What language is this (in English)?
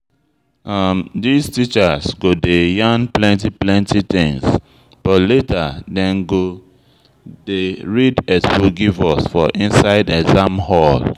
Nigerian Pidgin